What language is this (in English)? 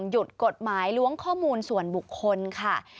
Thai